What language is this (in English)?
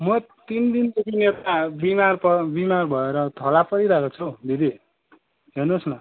Nepali